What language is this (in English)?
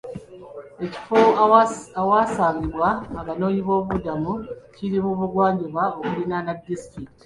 Ganda